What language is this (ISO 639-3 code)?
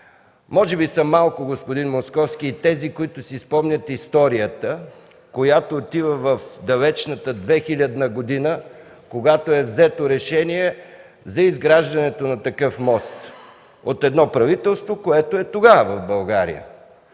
bul